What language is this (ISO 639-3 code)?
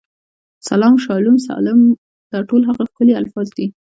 pus